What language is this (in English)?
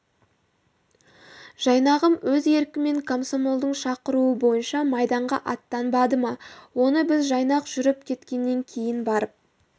Kazakh